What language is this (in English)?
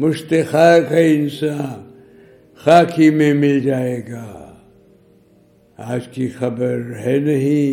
Urdu